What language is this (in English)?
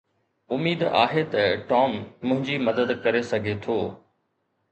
Sindhi